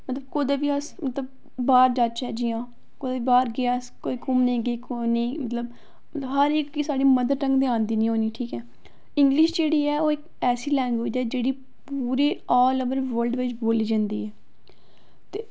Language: Dogri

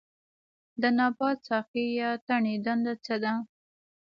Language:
Pashto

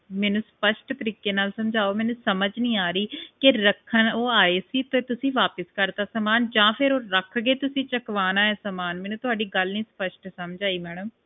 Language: Punjabi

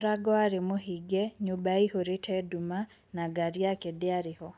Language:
Kikuyu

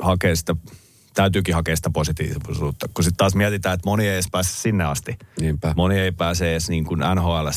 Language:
Finnish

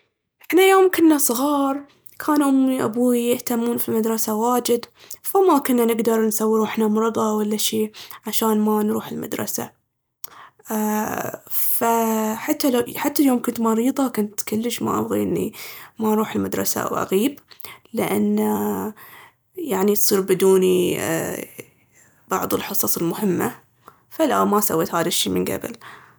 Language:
Baharna Arabic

